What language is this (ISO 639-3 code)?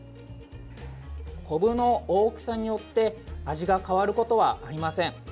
jpn